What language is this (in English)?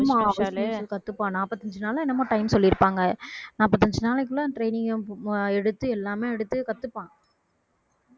Tamil